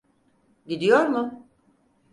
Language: Turkish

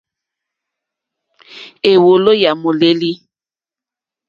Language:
Mokpwe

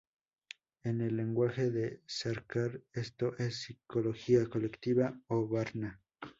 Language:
Spanish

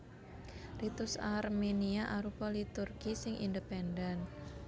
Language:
Javanese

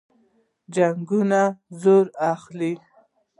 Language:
Pashto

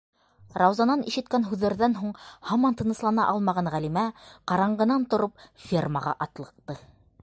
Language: Bashkir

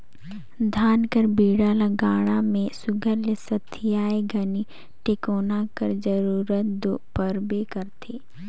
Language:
Chhattisgarhi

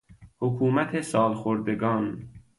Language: Persian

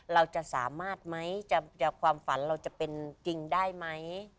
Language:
Thai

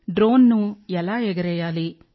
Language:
Telugu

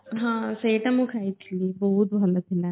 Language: Odia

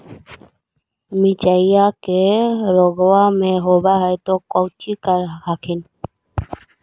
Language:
Magahi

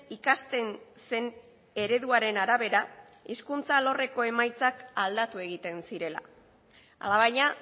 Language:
Basque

